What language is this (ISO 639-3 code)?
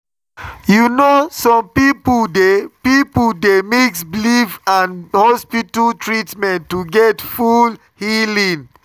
pcm